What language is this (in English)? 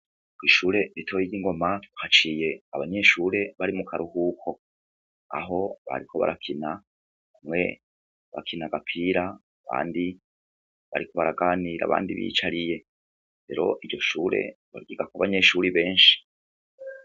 Rundi